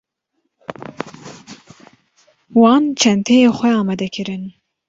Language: Kurdish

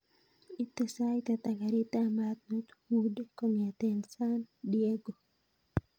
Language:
Kalenjin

